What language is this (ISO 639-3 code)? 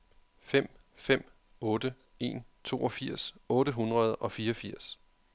dan